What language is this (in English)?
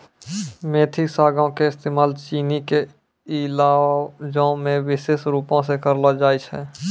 Maithili